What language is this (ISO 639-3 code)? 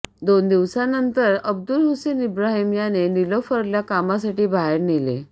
mar